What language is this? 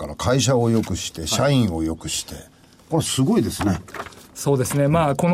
Japanese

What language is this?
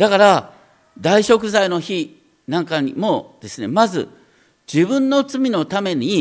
Japanese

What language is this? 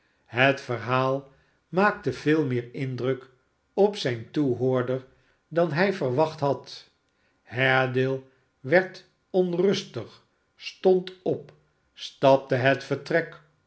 Dutch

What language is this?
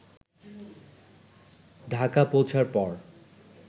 Bangla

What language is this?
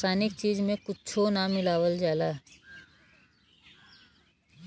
Bhojpuri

